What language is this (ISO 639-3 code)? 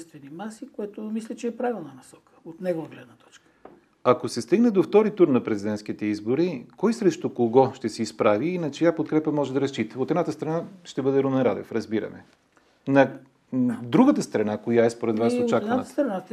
bul